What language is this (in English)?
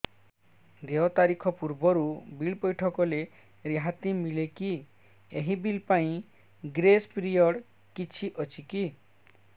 Odia